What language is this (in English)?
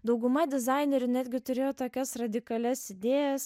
Lithuanian